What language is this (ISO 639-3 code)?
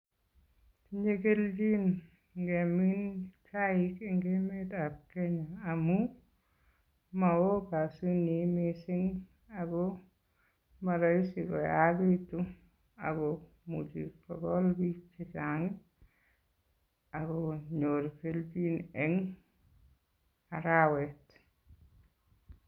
kln